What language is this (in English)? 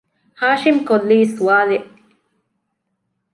Divehi